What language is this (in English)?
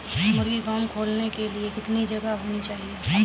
Hindi